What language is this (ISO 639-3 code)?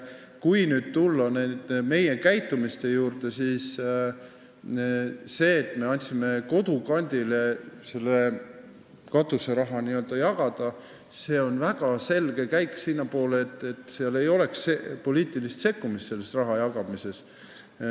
est